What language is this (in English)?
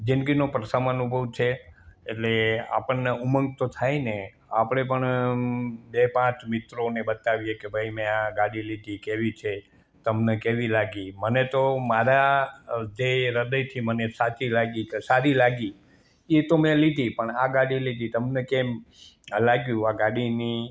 Gujarati